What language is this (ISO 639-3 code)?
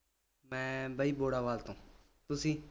pan